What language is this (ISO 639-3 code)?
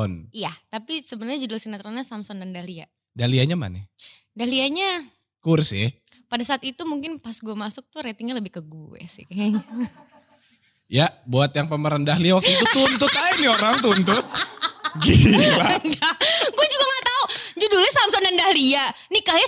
ind